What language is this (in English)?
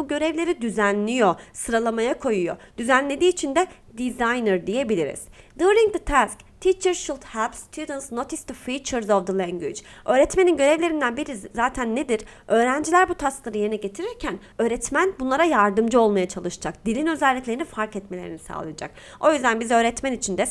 Turkish